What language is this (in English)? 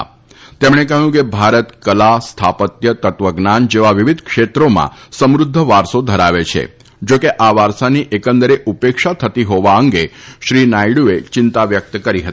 Gujarati